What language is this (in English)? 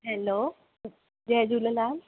Sindhi